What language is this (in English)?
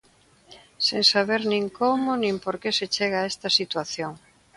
Galician